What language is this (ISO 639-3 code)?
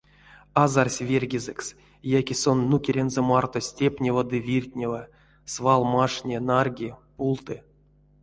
myv